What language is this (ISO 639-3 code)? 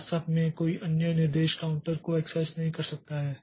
hin